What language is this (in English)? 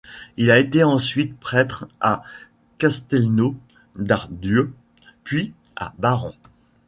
French